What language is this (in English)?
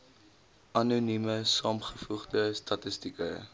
Afrikaans